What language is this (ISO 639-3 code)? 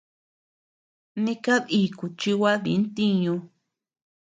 cux